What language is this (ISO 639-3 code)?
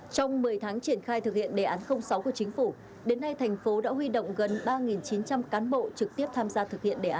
vie